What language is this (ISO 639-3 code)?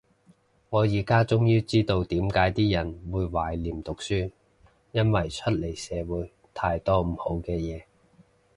yue